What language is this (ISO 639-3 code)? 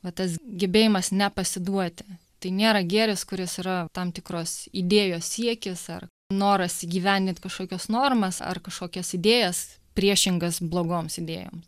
lit